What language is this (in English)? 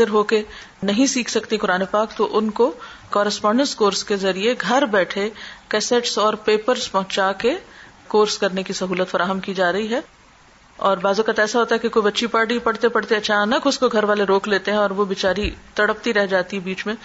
Urdu